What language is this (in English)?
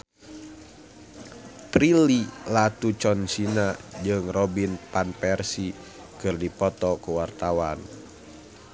Sundanese